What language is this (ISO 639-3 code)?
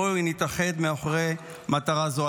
heb